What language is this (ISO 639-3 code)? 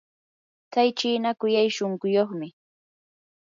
qur